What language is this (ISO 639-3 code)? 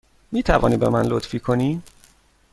fas